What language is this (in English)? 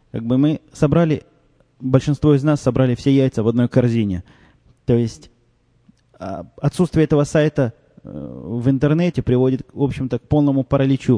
Russian